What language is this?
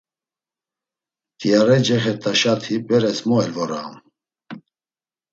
Laz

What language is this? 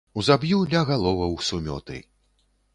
Belarusian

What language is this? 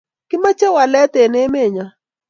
Kalenjin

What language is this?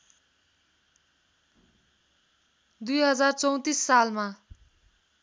Nepali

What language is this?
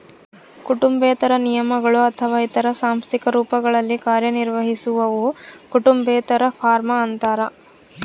Kannada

